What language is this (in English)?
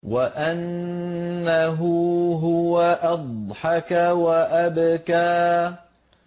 Arabic